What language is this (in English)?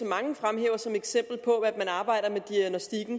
Danish